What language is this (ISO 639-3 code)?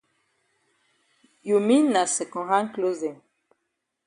wes